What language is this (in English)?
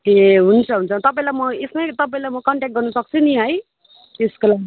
Nepali